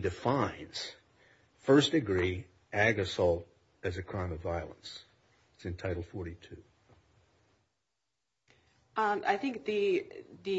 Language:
English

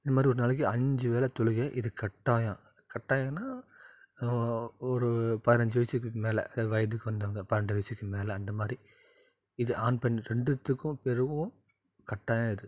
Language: Tamil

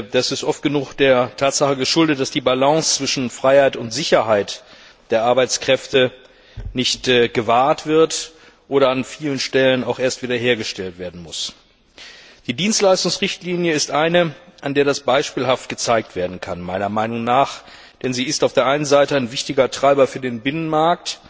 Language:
German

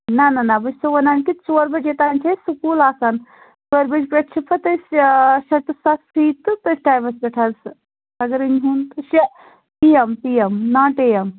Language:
Kashmiri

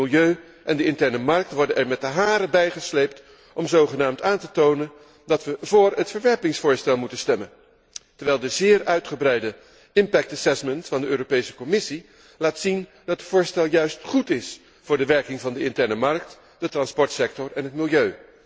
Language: Dutch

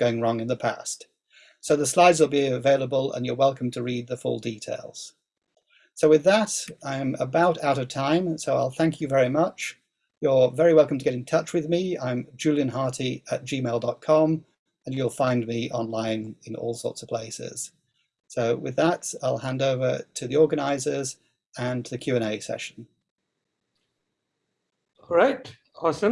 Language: English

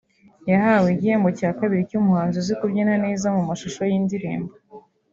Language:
Kinyarwanda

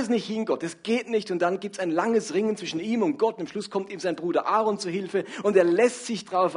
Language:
German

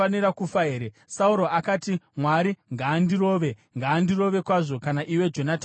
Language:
Shona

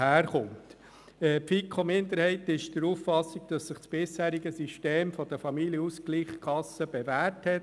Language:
Swiss German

